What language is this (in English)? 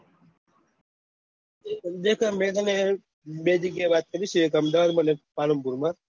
Gujarati